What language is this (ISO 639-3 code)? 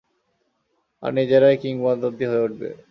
ben